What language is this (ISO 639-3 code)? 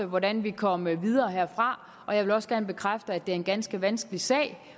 dan